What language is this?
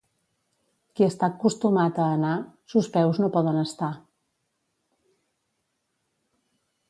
Catalan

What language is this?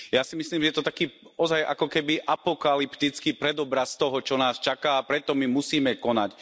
Slovak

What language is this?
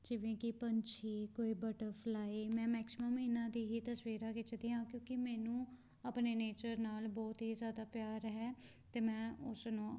Punjabi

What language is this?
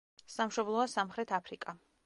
Georgian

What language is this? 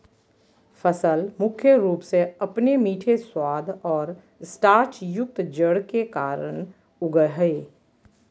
Magahi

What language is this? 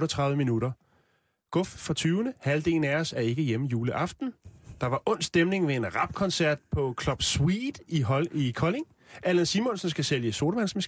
Danish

